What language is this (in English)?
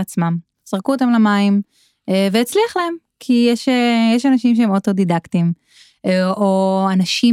Hebrew